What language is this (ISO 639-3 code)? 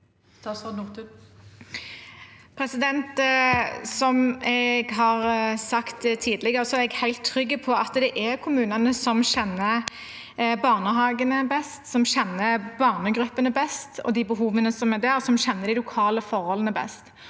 nor